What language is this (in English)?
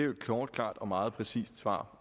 Danish